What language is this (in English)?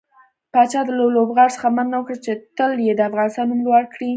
Pashto